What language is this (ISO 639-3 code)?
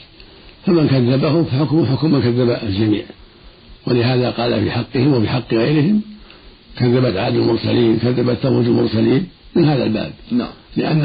ara